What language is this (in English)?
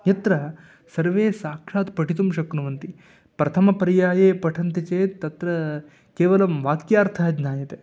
Sanskrit